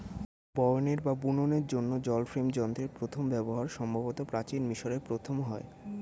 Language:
Bangla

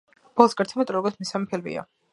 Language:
Georgian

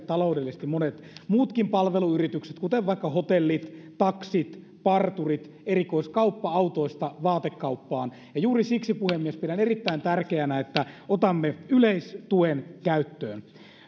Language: Finnish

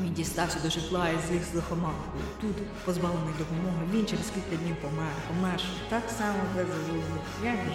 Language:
Ukrainian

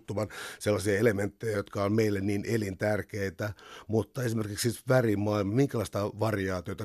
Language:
Finnish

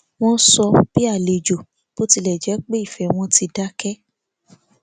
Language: Yoruba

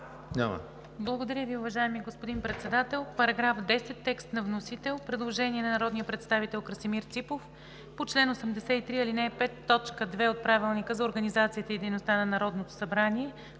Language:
Bulgarian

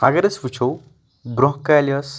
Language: Kashmiri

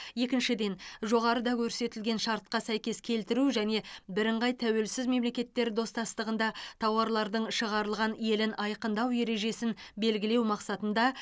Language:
Kazakh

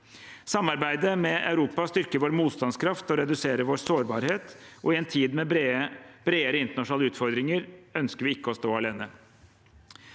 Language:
Norwegian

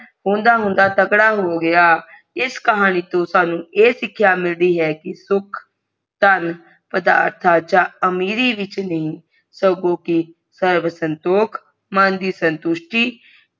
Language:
Punjabi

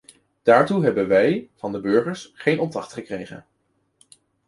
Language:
Dutch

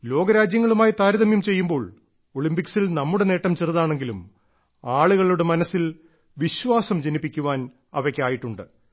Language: Malayalam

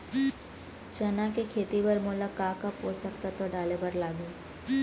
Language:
Chhattisgarhi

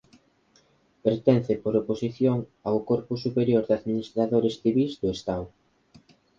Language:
Galician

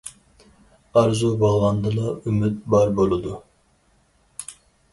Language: Uyghur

